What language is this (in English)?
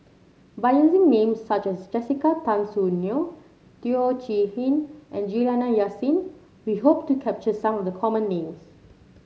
English